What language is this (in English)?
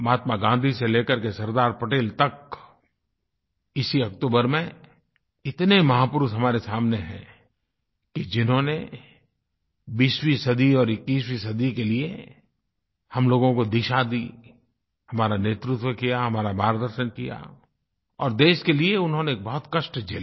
Hindi